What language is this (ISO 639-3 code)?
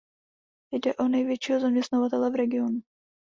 ces